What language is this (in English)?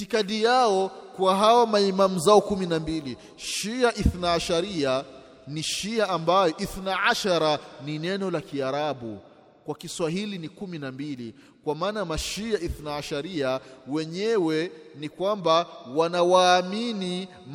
Swahili